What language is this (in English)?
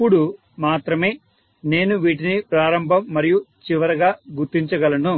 Telugu